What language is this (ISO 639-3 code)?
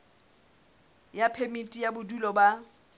sot